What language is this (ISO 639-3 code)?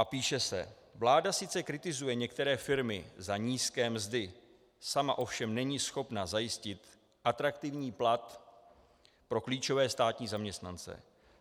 ces